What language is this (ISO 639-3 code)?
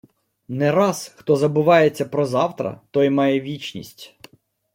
ukr